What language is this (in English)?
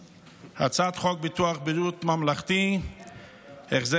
Hebrew